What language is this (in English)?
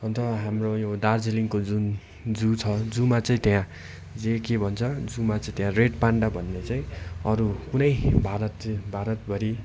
Nepali